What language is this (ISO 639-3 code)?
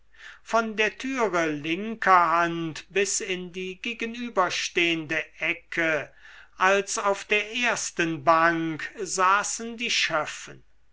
deu